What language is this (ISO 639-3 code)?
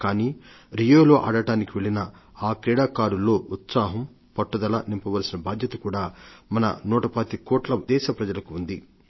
tel